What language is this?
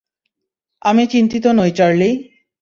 Bangla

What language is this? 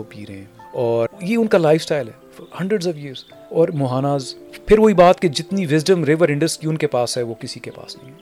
Urdu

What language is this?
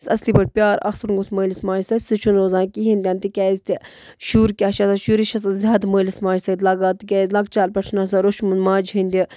Kashmiri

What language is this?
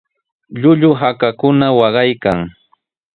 Sihuas Ancash Quechua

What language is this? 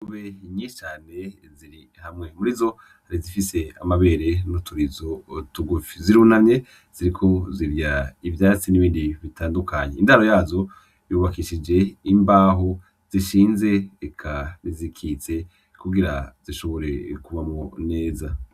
Rundi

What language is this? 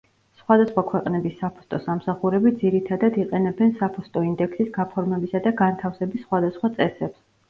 Georgian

